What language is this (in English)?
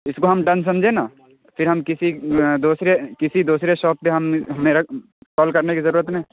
Urdu